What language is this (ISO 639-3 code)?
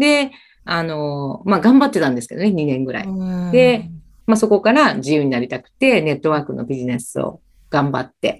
jpn